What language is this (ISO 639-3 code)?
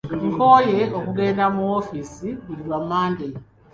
lug